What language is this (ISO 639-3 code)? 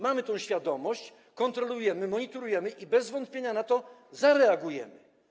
pol